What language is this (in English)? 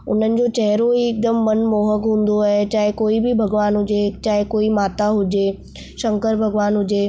Sindhi